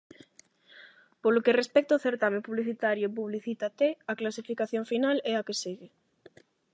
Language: Galician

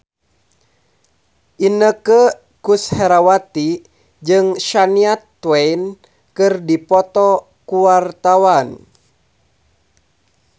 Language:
Sundanese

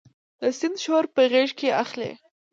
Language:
Pashto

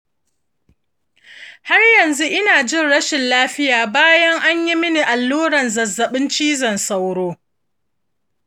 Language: Hausa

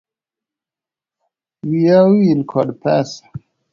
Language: Luo (Kenya and Tanzania)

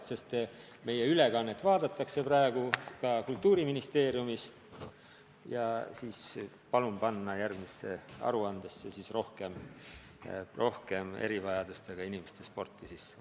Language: Estonian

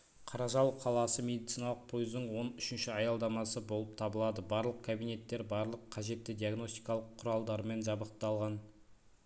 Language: Kazakh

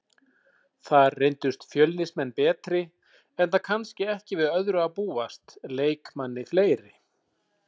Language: Icelandic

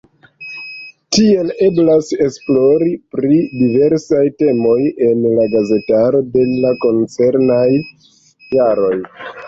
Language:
Esperanto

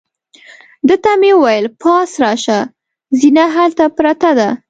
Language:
Pashto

